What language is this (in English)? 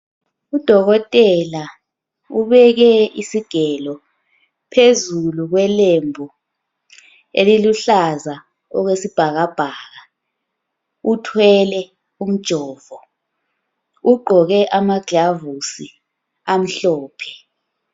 North Ndebele